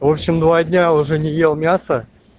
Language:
Russian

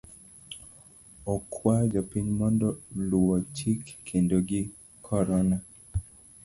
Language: Luo (Kenya and Tanzania)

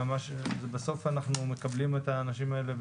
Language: Hebrew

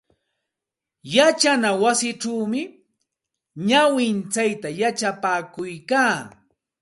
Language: Santa Ana de Tusi Pasco Quechua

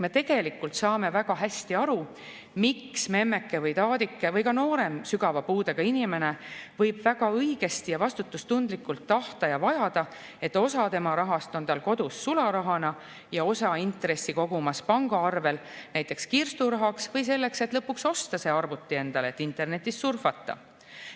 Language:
Estonian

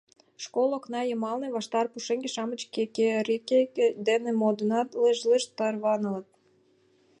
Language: Mari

